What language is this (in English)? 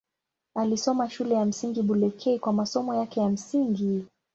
Swahili